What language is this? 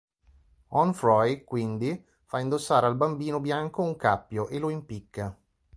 Italian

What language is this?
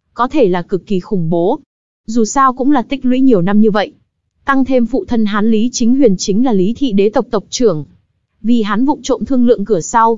Vietnamese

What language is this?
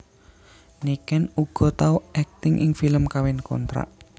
Javanese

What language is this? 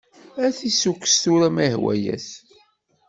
Kabyle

